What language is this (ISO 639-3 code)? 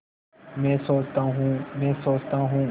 hin